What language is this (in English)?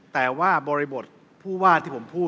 Thai